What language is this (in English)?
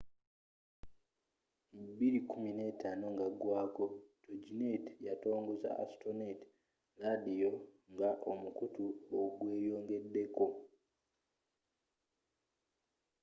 Ganda